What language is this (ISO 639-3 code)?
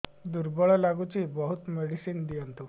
ori